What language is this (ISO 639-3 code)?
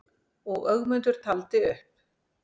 isl